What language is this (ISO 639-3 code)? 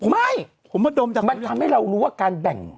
tha